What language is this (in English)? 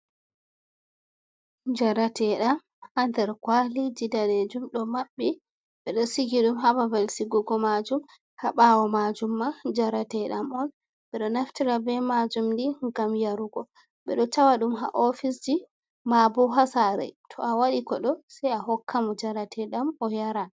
Fula